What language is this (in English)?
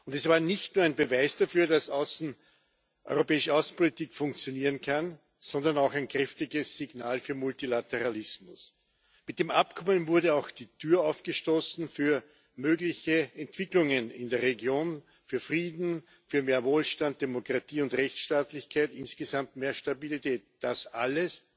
German